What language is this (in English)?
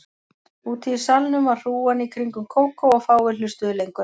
Icelandic